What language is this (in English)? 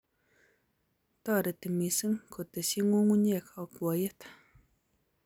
Kalenjin